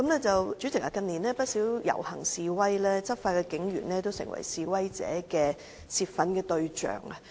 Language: Cantonese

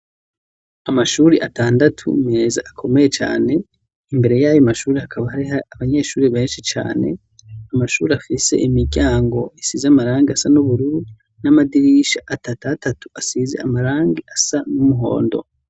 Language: Rundi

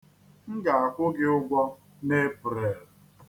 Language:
Igbo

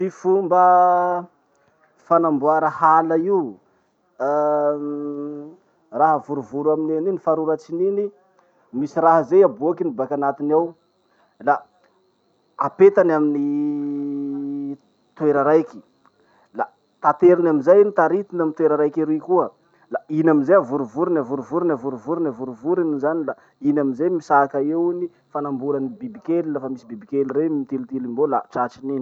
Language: Masikoro Malagasy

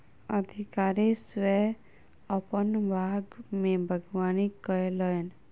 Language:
Maithili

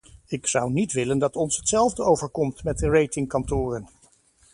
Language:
Dutch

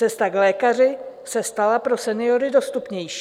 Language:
Czech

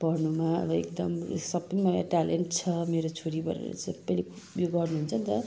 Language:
Nepali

